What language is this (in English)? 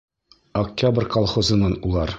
Bashkir